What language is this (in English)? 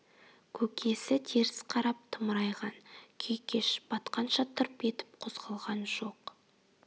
Kazakh